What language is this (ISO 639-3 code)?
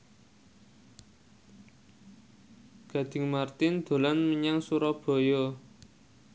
jav